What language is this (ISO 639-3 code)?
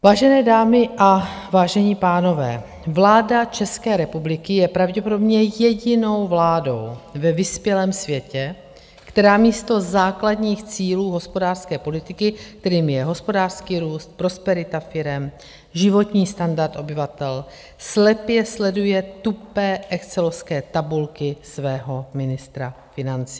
ces